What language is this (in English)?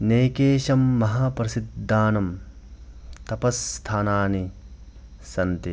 Sanskrit